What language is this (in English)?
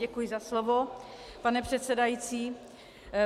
Czech